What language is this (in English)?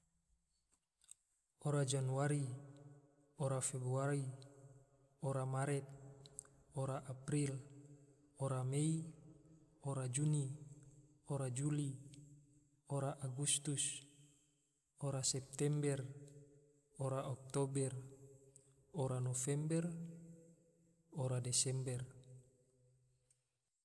Tidore